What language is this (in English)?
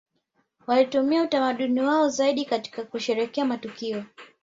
Swahili